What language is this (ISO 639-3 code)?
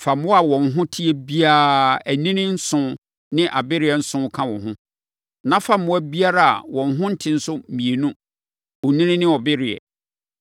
aka